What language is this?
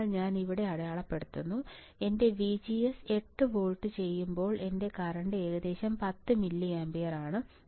Malayalam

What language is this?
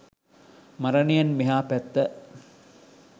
Sinhala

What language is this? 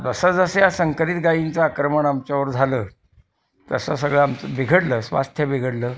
Marathi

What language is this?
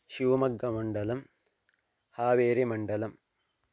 Sanskrit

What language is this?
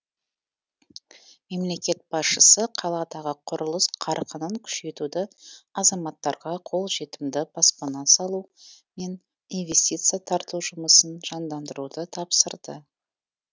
Kazakh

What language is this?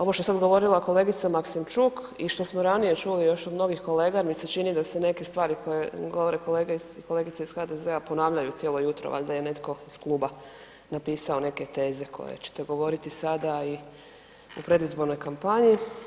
Croatian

